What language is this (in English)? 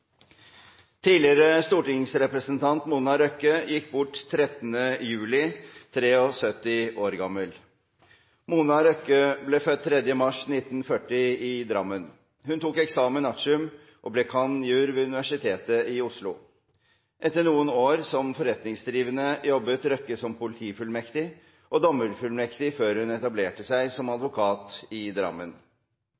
Norwegian Bokmål